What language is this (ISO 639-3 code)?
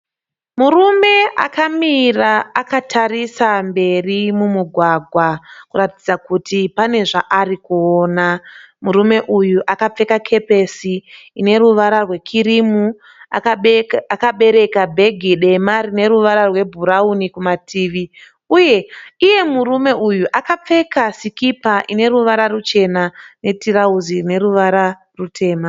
sna